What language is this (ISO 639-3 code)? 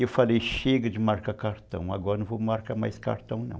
por